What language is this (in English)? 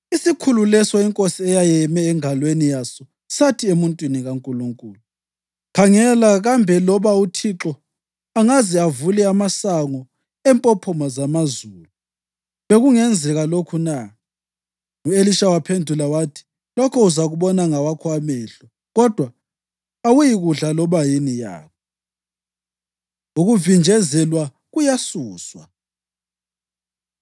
North Ndebele